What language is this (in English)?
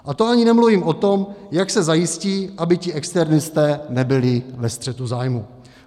Czech